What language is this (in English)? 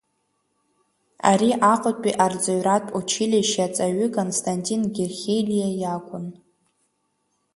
Abkhazian